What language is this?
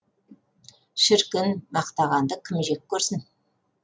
Kazakh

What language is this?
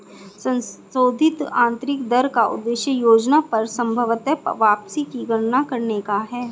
Hindi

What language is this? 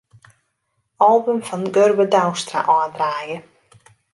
Western Frisian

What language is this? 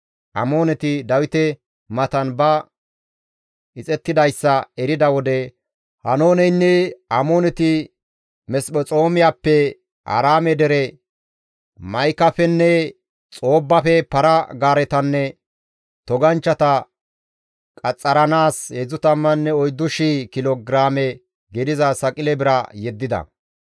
Gamo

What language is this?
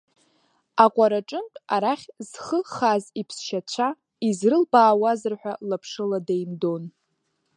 Abkhazian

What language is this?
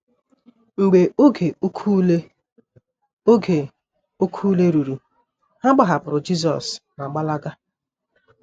Igbo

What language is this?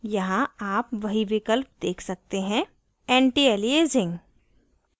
Hindi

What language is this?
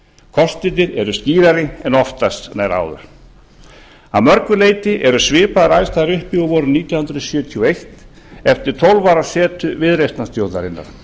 Icelandic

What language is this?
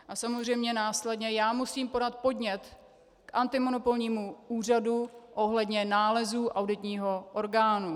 Czech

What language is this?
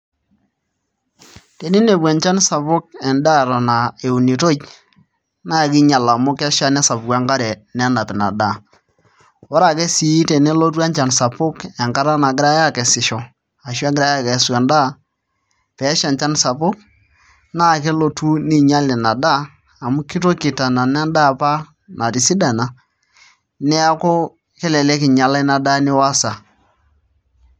Masai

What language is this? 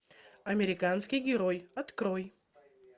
Russian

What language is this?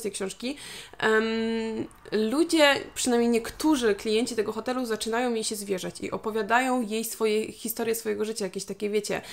Polish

